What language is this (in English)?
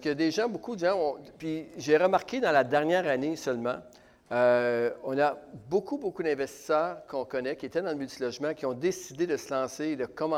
French